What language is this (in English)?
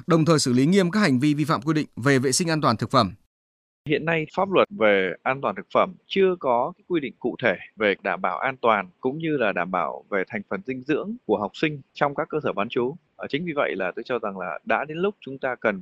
Vietnamese